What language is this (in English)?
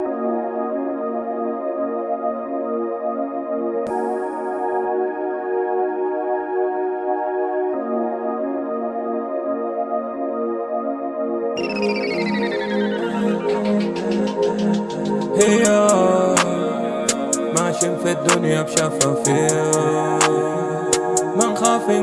Arabic